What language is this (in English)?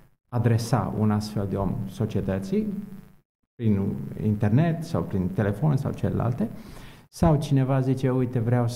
Romanian